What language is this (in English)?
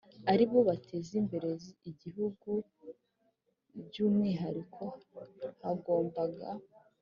Kinyarwanda